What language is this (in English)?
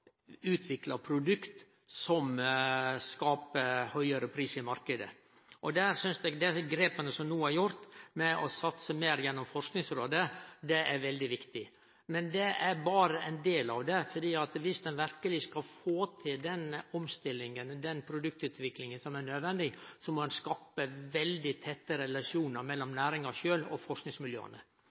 Norwegian Nynorsk